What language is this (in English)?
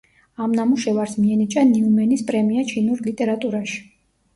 Georgian